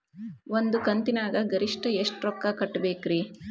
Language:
Kannada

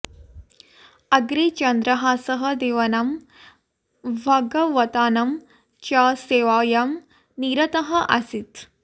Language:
Sanskrit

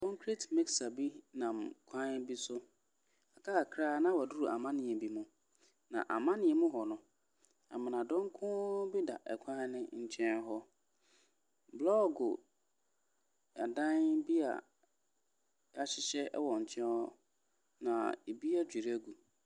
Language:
Akan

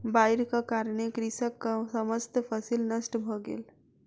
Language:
Maithili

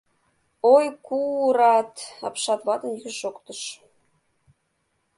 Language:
Mari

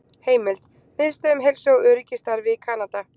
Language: Icelandic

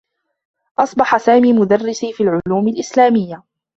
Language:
Arabic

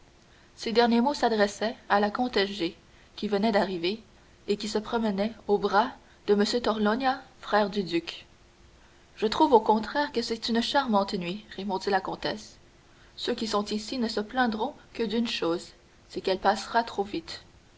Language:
French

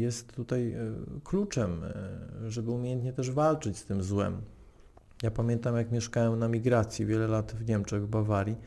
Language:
Polish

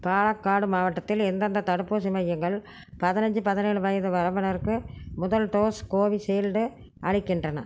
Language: Tamil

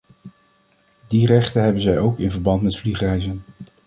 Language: Dutch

